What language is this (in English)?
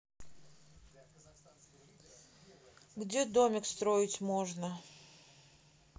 Russian